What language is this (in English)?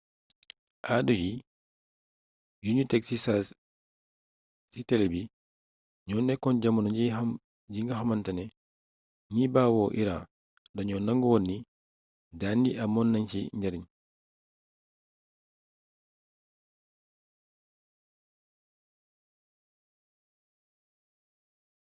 Wolof